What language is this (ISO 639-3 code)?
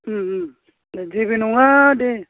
brx